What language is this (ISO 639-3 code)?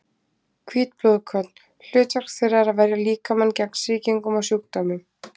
isl